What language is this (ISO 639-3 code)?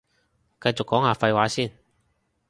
yue